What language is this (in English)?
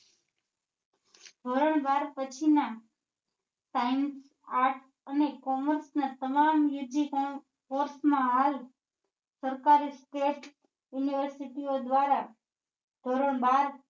Gujarati